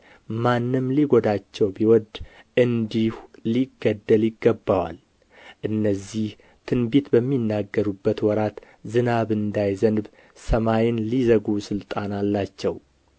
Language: Amharic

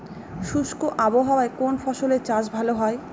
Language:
Bangla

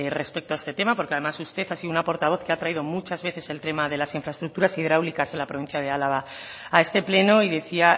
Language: Spanish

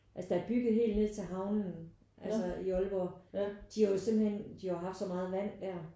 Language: Danish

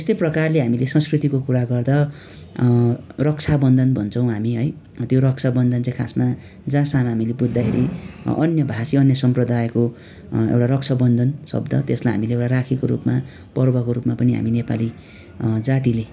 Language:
Nepali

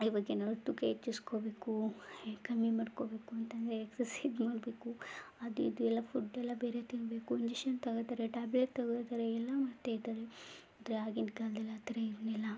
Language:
Kannada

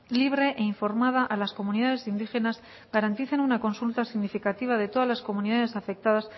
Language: Spanish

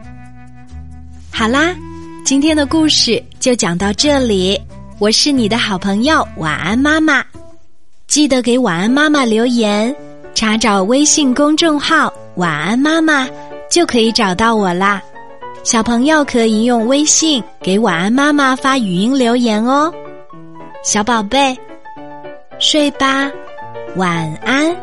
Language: Chinese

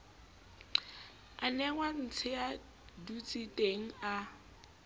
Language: Southern Sotho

